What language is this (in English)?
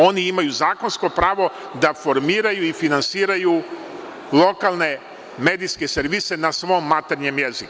Serbian